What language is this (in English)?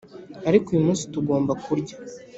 Kinyarwanda